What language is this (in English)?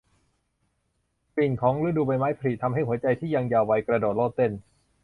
Thai